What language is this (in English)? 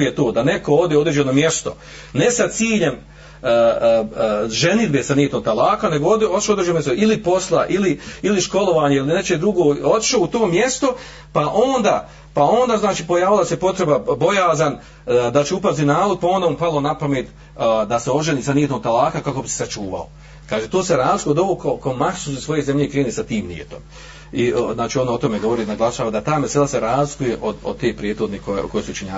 Croatian